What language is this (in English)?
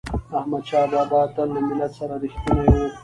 Pashto